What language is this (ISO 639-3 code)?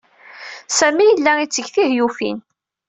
kab